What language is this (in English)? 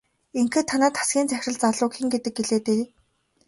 Mongolian